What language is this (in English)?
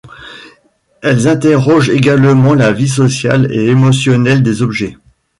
French